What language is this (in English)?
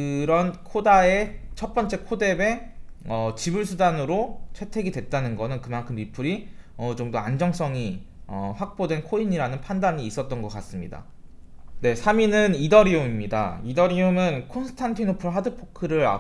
Korean